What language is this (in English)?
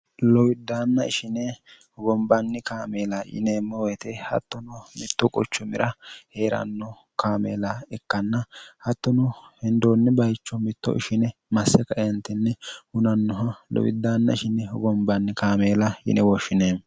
Sidamo